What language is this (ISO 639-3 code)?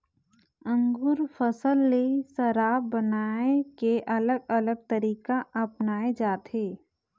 hne